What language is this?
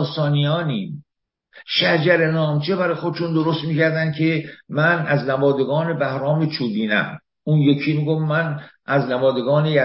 Persian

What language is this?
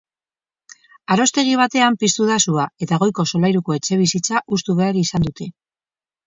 Basque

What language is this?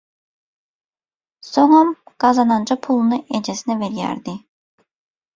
Turkmen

